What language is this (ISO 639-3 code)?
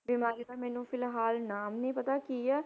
pan